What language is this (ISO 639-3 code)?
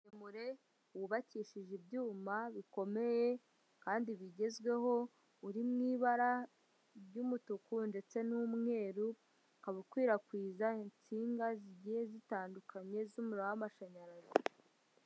kin